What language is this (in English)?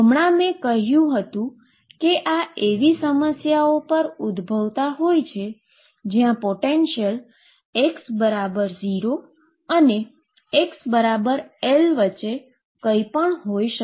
Gujarati